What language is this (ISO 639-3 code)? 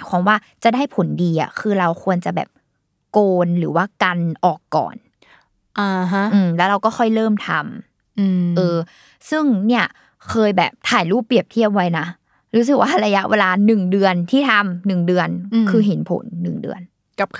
tha